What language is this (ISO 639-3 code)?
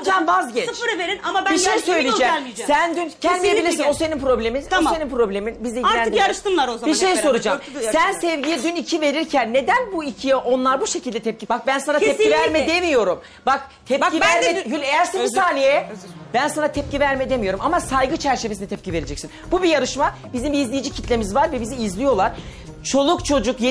tur